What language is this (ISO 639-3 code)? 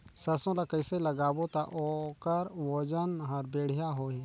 hne